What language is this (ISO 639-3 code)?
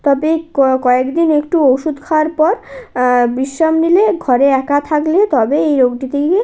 ben